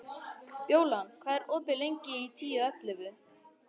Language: Icelandic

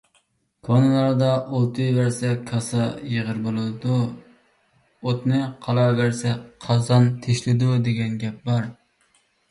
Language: Uyghur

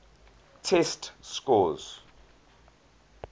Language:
English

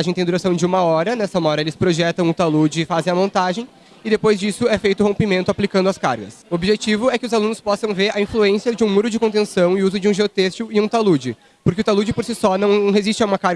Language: Portuguese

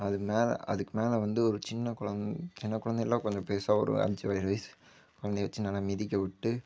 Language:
Tamil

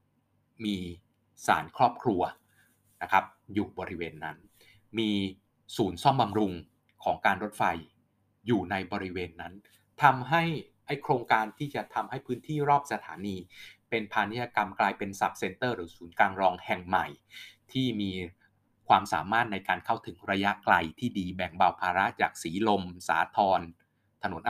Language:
Thai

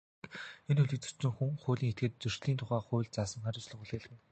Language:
Mongolian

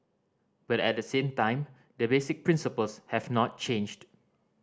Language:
English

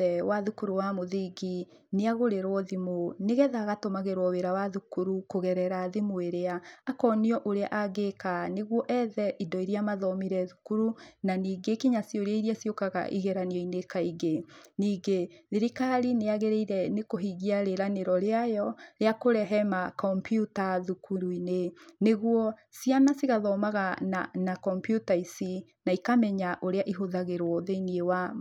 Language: Kikuyu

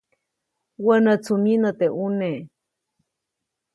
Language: Copainalá Zoque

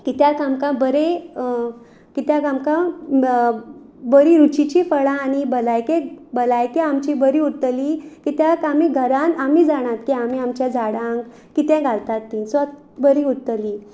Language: Konkani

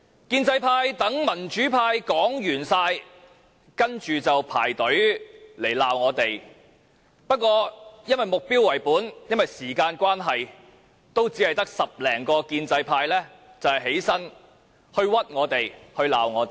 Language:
Cantonese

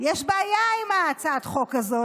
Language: Hebrew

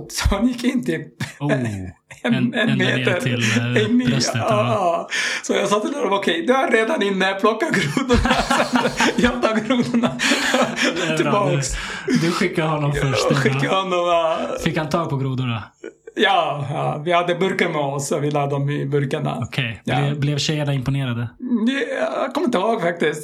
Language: Swedish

